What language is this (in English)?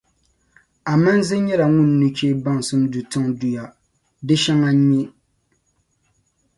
Dagbani